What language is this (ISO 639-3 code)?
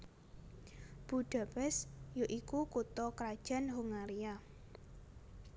jav